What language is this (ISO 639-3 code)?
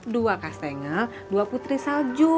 ind